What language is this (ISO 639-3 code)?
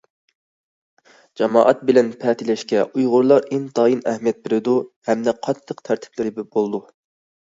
uig